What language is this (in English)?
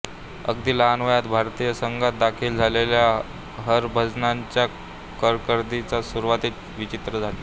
Marathi